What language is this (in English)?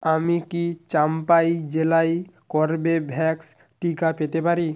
Bangla